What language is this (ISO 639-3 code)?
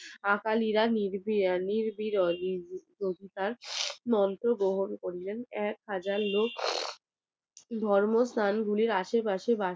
ben